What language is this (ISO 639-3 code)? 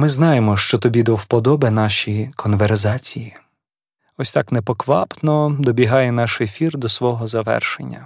ukr